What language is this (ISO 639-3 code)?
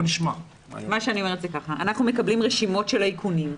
heb